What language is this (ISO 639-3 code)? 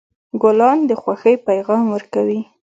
pus